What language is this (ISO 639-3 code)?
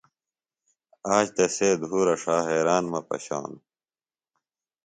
phl